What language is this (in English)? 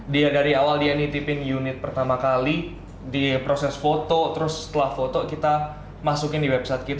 Indonesian